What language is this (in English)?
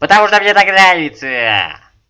Russian